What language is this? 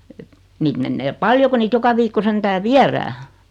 Finnish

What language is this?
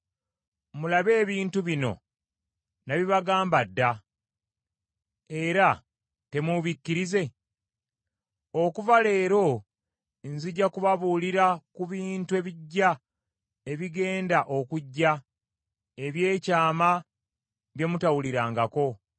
Ganda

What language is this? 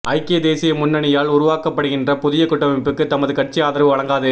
Tamil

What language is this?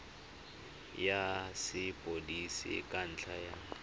Tswana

